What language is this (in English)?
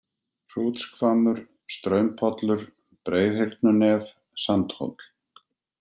Icelandic